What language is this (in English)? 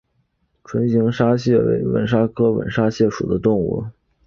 Chinese